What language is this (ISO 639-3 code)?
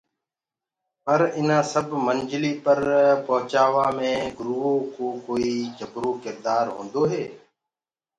ggg